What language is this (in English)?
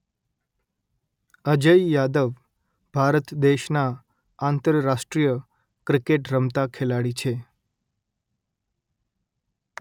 Gujarati